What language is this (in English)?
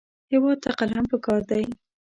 Pashto